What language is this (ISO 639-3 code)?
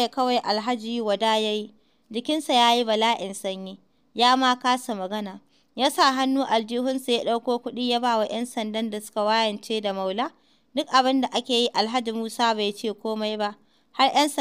ara